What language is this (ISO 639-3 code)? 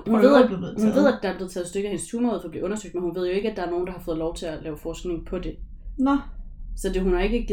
dan